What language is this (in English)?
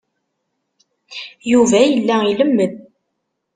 Kabyle